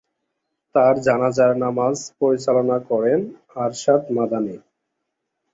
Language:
Bangla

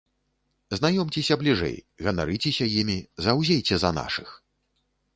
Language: Belarusian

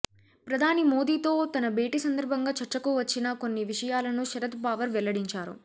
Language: Telugu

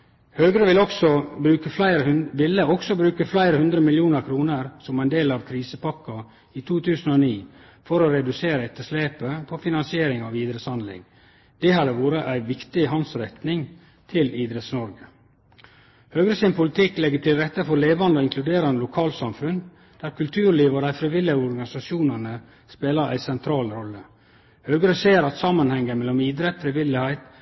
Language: Norwegian Nynorsk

